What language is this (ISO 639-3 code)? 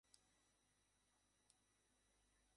ben